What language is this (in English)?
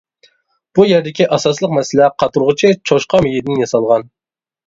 Uyghur